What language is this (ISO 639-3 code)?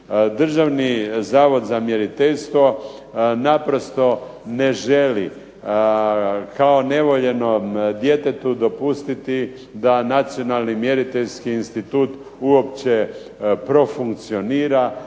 hrv